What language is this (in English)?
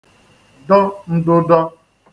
Igbo